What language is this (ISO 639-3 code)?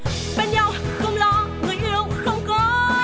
vie